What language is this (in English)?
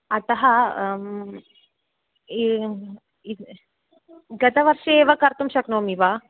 Sanskrit